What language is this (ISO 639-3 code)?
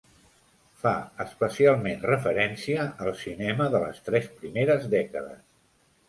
cat